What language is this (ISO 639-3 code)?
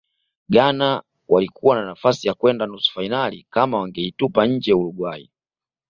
swa